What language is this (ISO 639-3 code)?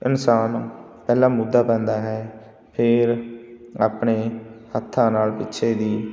pan